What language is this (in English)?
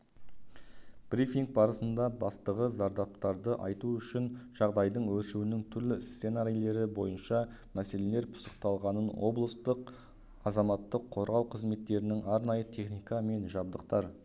Kazakh